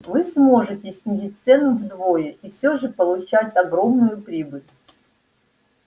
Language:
Russian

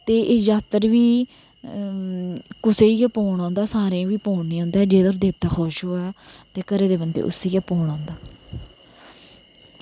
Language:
Dogri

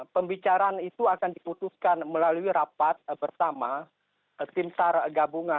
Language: Indonesian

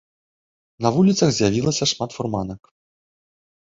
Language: Belarusian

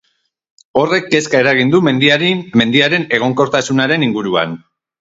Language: Basque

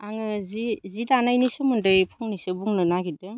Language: Bodo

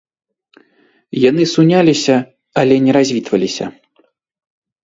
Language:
Belarusian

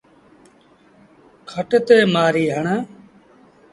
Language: Sindhi Bhil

